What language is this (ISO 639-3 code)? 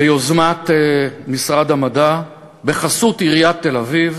heb